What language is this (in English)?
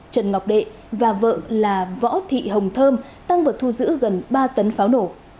Vietnamese